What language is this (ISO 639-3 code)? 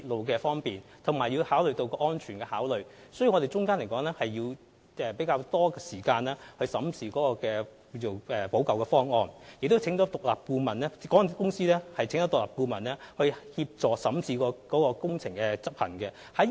yue